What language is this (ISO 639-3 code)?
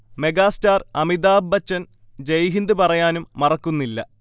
mal